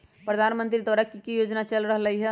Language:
Magahi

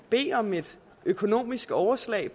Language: Danish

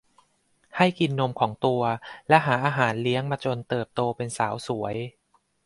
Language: Thai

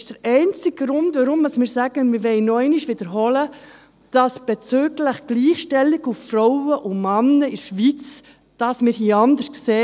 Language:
Swiss German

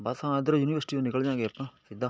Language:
Punjabi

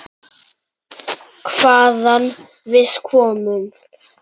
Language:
Icelandic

